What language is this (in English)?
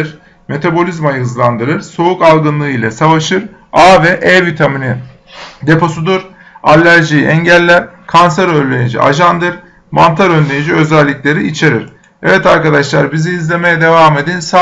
Turkish